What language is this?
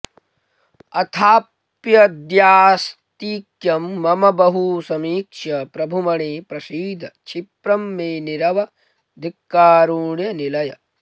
Sanskrit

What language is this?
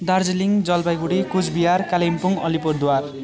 Nepali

